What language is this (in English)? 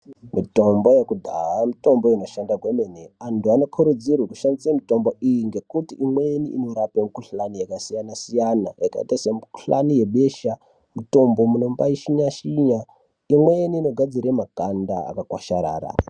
Ndau